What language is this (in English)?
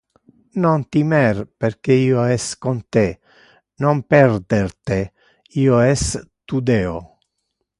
Interlingua